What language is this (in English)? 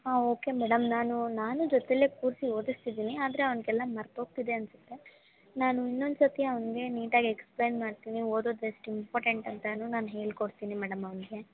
Kannada